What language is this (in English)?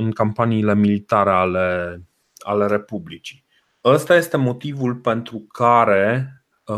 Romanian